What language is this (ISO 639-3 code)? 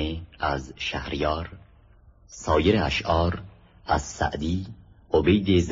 fas